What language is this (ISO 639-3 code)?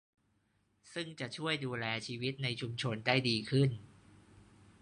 tha